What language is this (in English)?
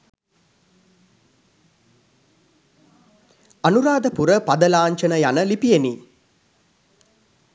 Sinhala